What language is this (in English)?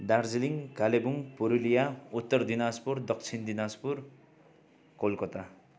Nepali